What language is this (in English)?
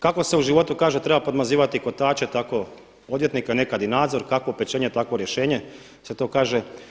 Croatian